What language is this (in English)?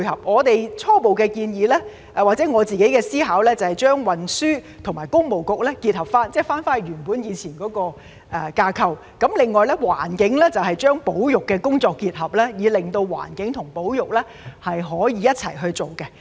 Cantonese